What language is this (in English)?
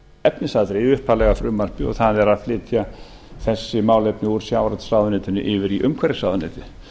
Icelandic